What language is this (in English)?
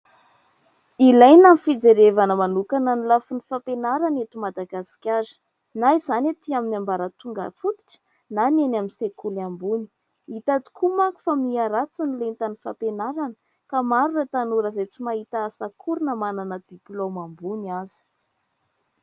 Malagasy